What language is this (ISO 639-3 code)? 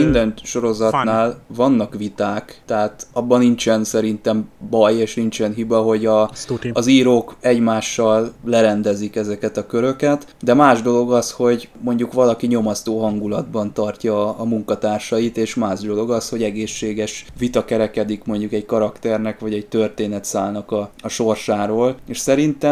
hun